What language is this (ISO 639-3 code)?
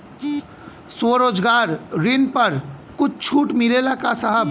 bho